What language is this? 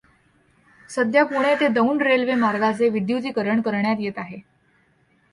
Marathi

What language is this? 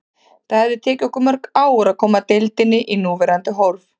Icelandic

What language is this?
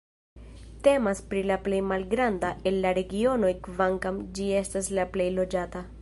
Esperanto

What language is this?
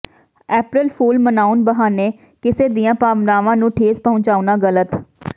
Punjabi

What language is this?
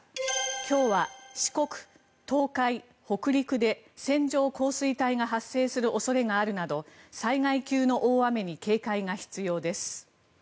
Japanese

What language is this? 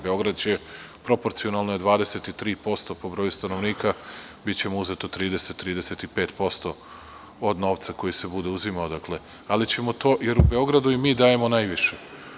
Serbian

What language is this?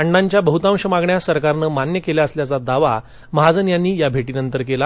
Marathi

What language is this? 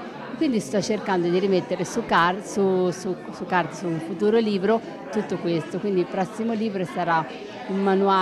Italian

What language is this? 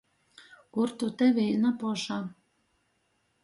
Latgalian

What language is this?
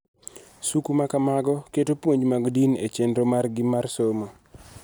Luo (Kenya and Tanzania)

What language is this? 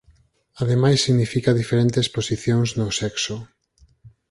Galician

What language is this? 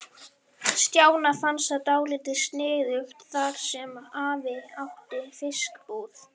Icelandic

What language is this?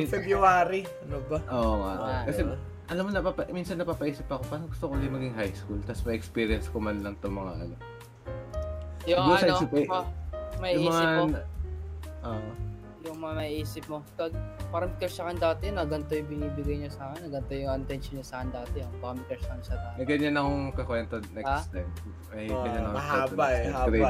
Filipino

